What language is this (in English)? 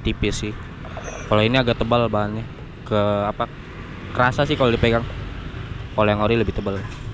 Indonesian